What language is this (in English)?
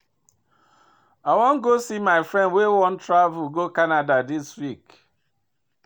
Nigerian Pidgin